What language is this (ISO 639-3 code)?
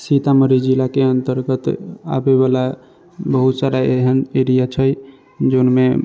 mai